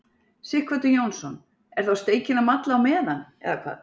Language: Icelandic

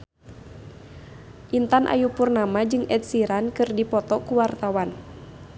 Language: Sundanese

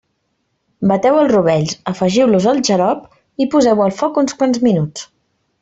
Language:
Catalan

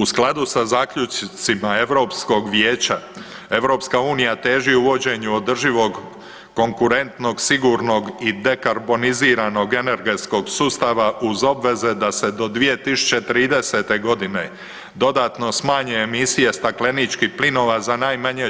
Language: Croatian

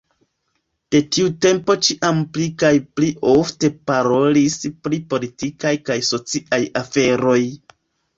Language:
Esperanto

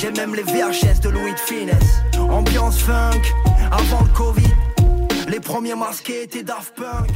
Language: French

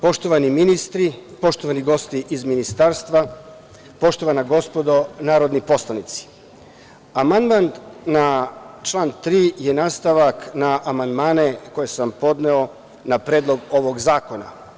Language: Serbian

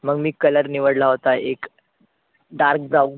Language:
Marathi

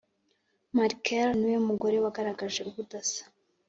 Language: Kinyarwanda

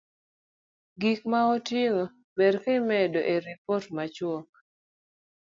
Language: Luo (Kenya and Tanzania)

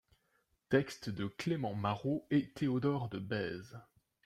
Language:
French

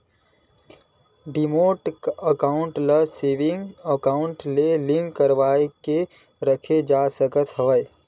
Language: Chhattisgarhi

